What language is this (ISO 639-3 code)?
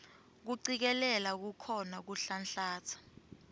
ssw